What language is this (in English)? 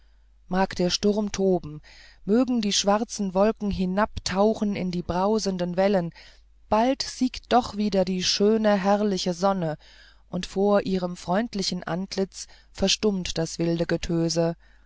German